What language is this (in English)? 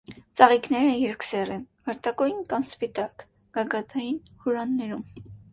Armenian